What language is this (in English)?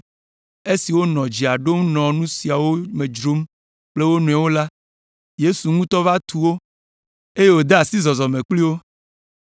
Ewe